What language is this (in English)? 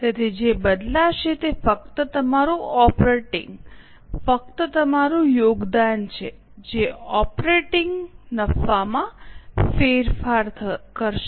Gujarati